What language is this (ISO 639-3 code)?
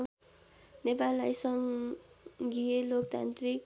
nep